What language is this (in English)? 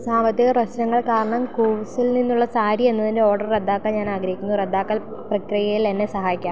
Malayalam